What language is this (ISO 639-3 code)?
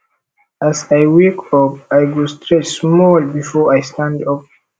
pcm